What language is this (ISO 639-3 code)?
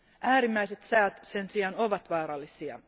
fin